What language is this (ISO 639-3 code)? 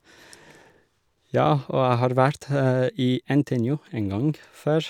nor